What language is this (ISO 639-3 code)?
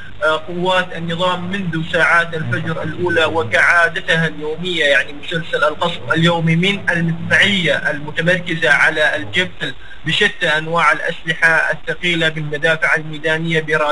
ara